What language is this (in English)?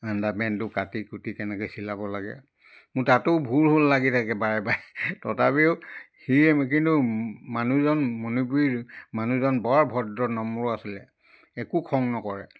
Assamese